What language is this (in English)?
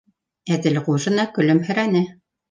Bashkir